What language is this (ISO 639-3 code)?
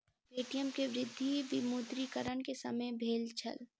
mai